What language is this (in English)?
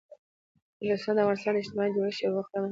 Pashto